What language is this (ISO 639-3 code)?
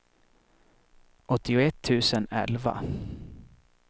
swe